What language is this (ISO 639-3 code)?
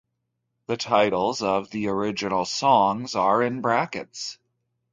eng